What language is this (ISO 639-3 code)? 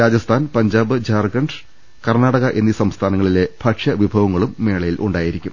mal